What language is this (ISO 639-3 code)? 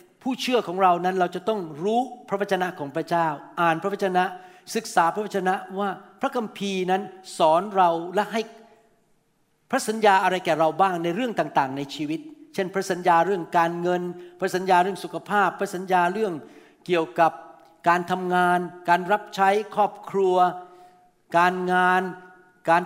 tha